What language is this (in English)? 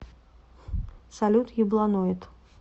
Russian